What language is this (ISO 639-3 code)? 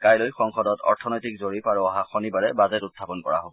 asm